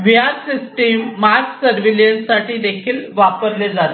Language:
Marathi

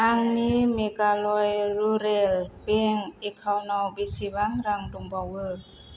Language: Bodo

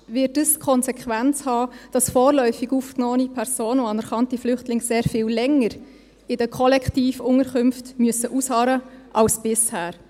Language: Swiss German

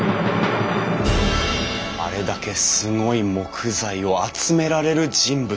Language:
Japanese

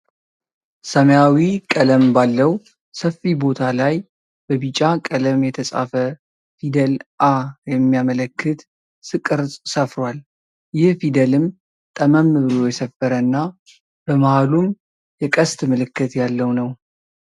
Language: Amharic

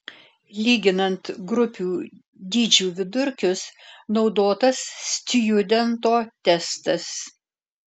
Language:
Lithuanian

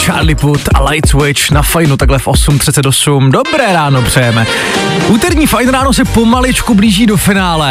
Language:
Czech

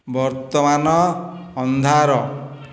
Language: Odia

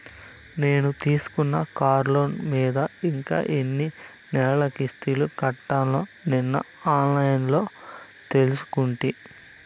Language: Telugu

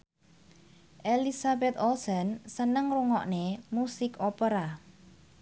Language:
Javanese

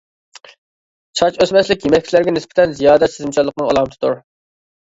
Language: Uyghur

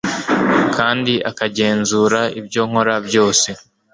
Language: Kinyarwanda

